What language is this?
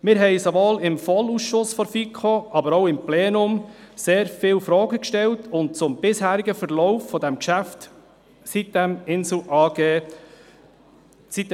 Swiss German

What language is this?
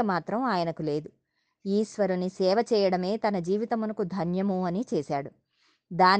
Telugu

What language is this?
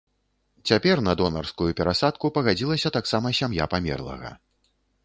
Belarusian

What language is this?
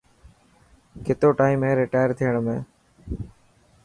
Dhatki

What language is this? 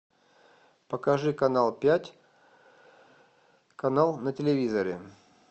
Russian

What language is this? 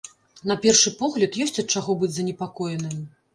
Belarusian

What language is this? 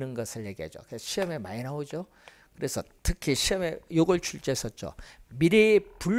Korean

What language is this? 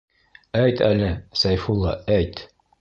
Bashkir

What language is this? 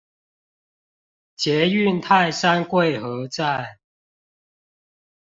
Chinese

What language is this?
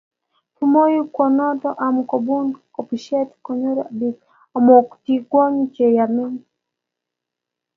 Kalenjin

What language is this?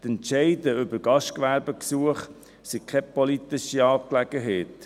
Swiss German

